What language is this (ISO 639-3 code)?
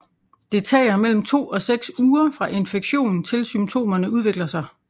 dan